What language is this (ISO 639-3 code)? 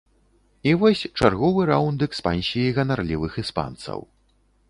bel